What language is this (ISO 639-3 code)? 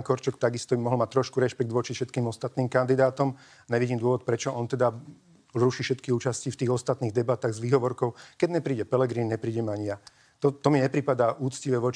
slk